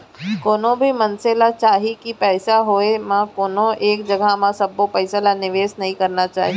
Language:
Chhattisgarhi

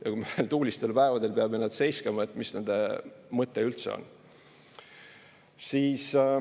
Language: Estonian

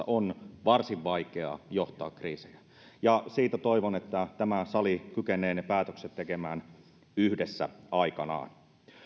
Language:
Finnish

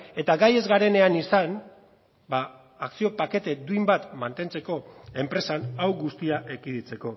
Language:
Basque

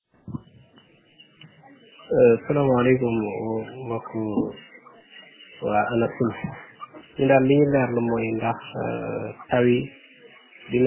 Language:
Wolof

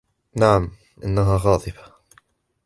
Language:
Arabic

